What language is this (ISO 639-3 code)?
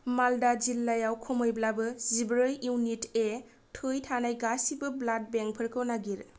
brx